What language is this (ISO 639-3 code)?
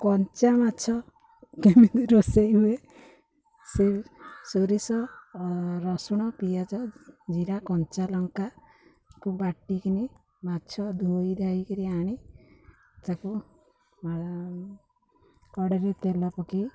ori